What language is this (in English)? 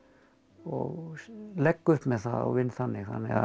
Icelandic